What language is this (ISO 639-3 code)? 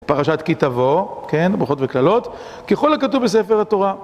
heb